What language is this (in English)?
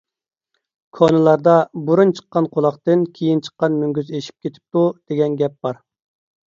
Uyghur